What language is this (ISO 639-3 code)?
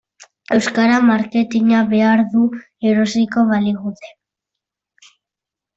eus